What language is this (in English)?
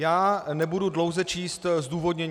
Czech